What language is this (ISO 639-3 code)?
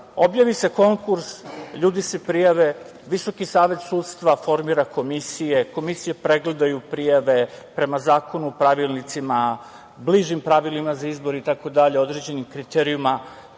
srp